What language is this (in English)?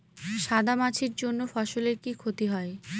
Bangla